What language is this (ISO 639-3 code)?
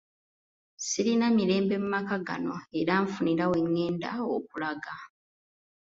lug